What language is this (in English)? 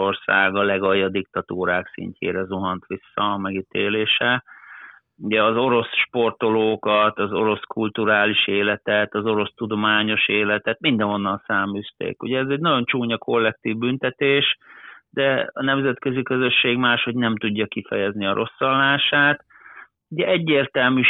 Hungarian